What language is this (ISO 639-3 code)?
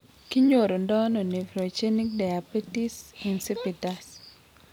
kln